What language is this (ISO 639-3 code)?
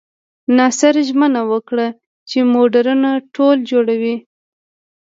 pus